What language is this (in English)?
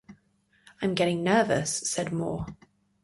English